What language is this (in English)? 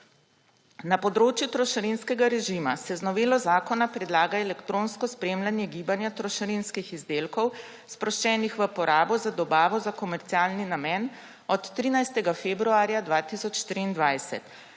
Slovenian